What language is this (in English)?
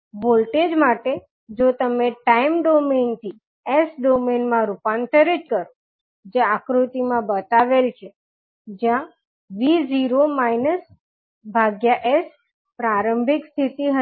Gujarati